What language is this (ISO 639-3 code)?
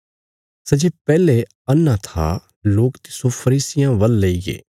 kfs